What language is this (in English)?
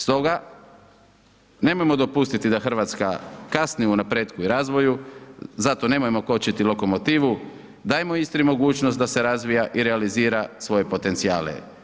Croatian